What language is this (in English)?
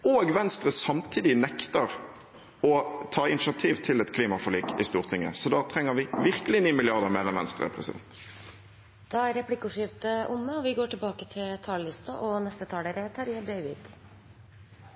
Norwegian